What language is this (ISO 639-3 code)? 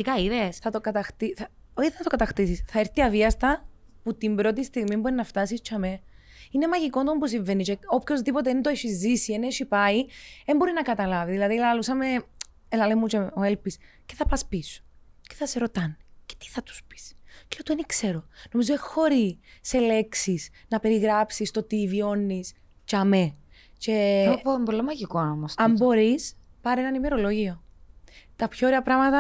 ell